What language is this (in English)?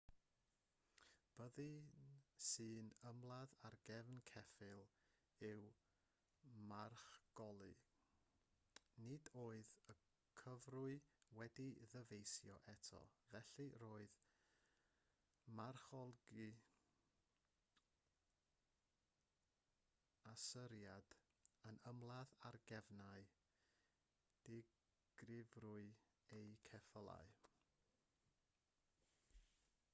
Welsh